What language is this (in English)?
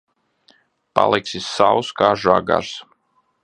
Latvian